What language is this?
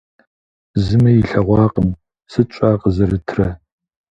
Kabardian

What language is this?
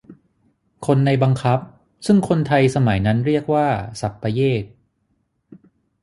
Thai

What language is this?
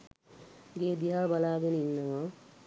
Sinhala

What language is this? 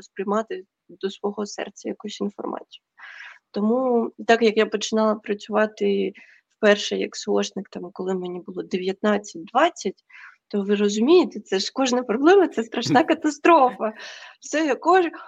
Ukrainian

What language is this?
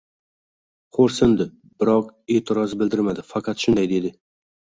Uzbek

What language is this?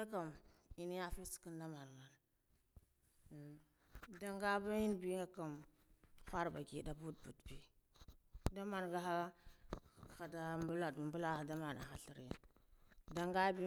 Guduf-Gava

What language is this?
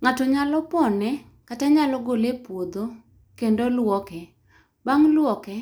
Luo (Kenya and Tanzania)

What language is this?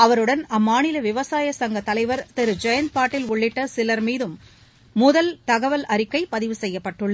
Tamil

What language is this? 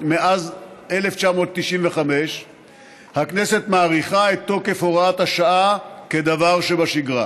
Hebrew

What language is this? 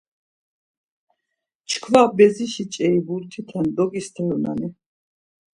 Laz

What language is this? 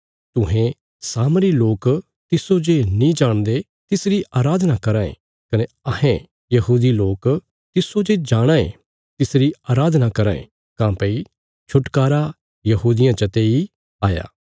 Bilaspuri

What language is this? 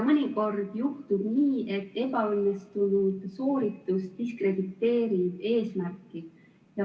Estonian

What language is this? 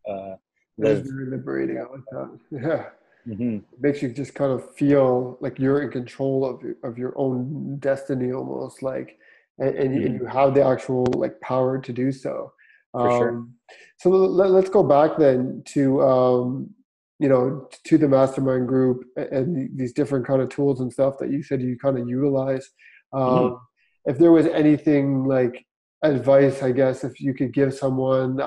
English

